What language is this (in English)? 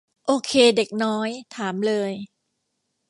Thai